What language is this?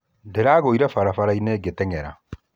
Kikuyu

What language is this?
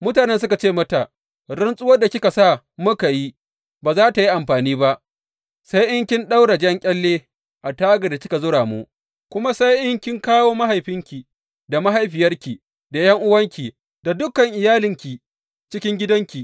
Hausa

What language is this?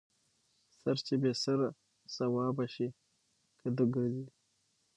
Pashto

